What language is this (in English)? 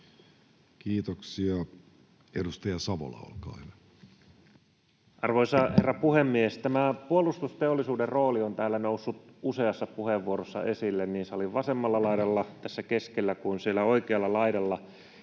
Finnish